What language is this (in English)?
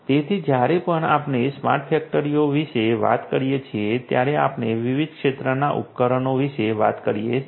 Gujarati